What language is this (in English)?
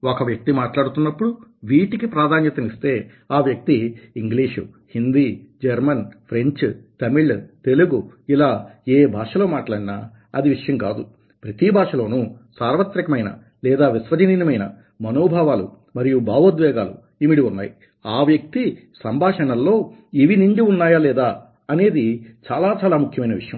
Telugu